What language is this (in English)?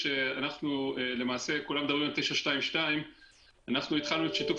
Hebrew